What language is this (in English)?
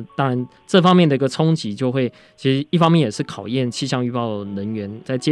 Chinese